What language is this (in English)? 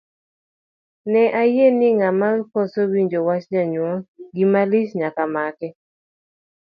Luo (Kenya and Tanzania)